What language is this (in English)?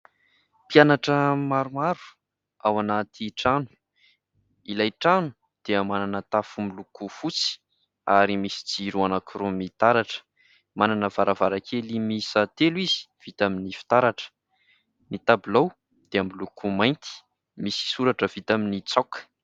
Malagasy